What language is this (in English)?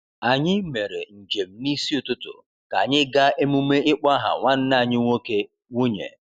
Igbo